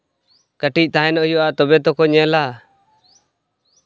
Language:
Santali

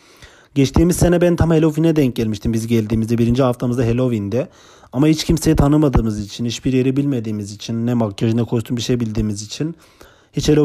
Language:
Turkish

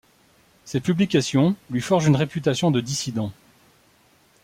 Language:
French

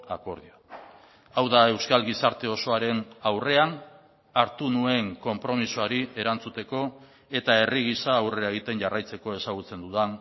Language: Basque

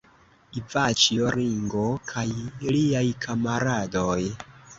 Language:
Esperanto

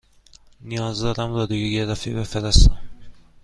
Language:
Persian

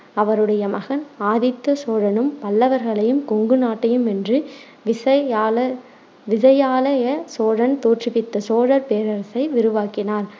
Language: Tamil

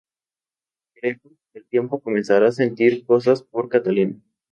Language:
Spanish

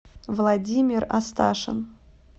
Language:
Russian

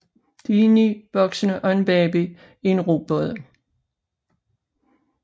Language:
Danish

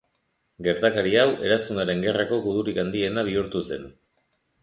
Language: Basque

